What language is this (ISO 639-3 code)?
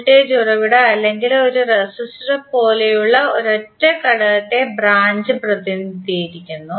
mal